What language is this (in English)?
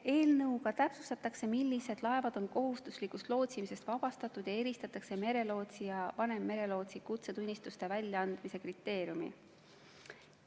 Estonian